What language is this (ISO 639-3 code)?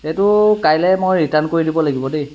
asm